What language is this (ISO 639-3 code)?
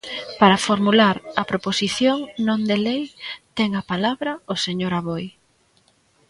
glg